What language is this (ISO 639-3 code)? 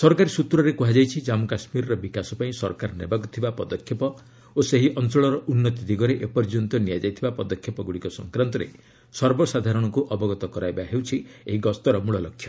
ori